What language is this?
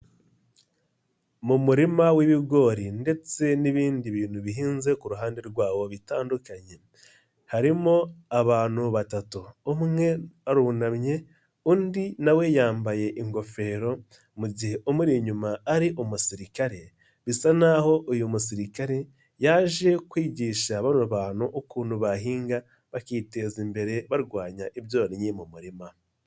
Kinyarwanda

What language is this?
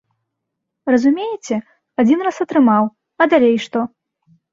Belarusian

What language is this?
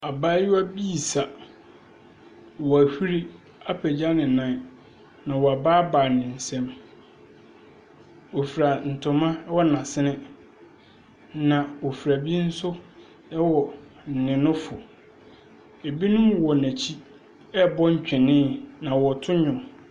Akan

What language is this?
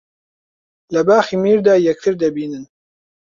Central Kurdish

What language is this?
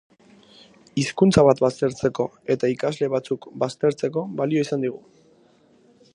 Basque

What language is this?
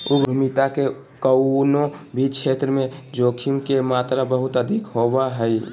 Magahi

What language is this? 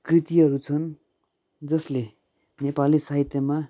Nepali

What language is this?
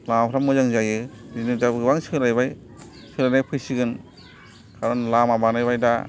Bodo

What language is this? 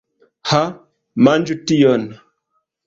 Esperanto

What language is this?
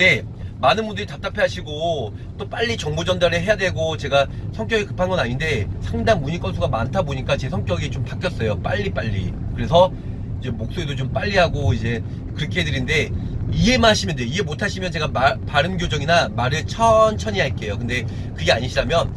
Korean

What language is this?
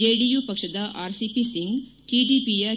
Kannada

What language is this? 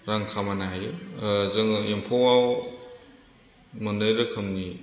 Bodo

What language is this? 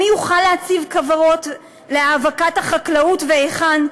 Hebrew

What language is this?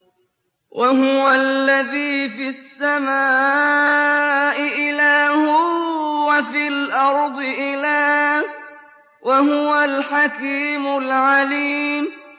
Arabic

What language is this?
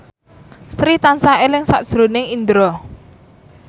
Javanese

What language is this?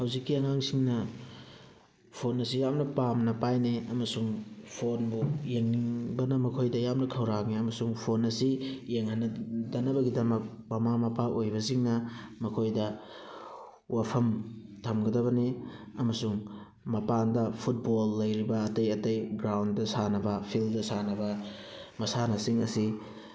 Manipuri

